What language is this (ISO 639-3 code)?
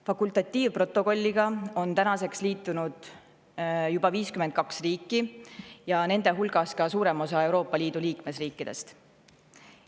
est